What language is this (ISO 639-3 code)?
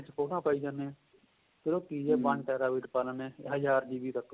pan